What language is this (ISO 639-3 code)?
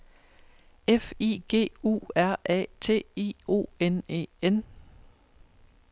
dan